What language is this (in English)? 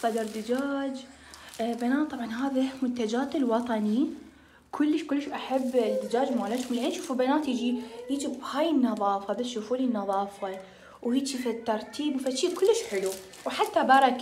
Arabic